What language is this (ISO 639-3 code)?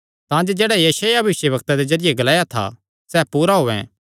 xnr